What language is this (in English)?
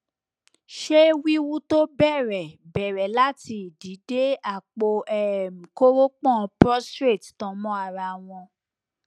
Yoruba